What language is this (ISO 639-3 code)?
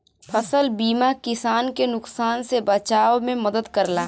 bho